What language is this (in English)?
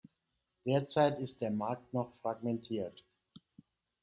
German